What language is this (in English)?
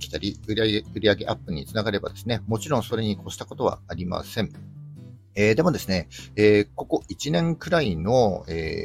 Japanese